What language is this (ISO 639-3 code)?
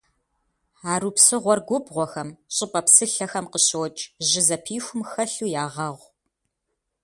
kbd